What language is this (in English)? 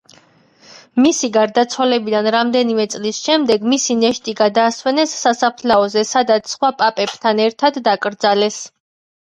Georgian